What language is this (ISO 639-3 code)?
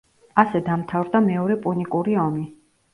kat